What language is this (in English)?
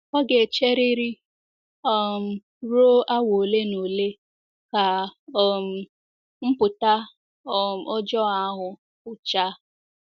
Igbo